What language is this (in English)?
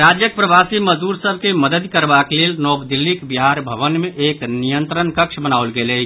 Maithili